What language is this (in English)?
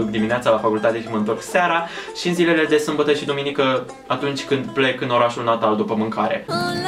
Romanian